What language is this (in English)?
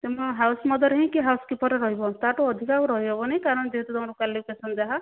Odia